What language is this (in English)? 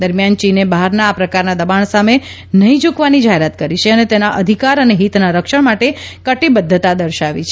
Gujarati